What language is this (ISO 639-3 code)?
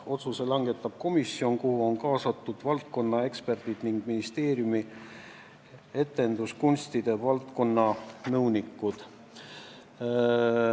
est